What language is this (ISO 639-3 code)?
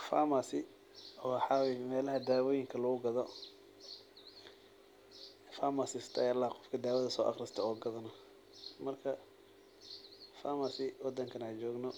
som